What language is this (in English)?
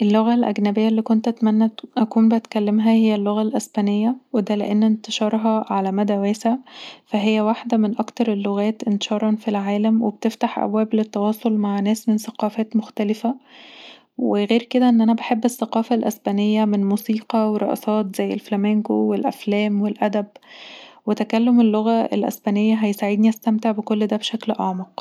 Egyptian Arabic